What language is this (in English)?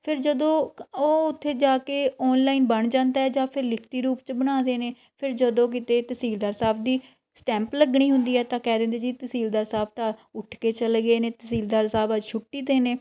Punjabi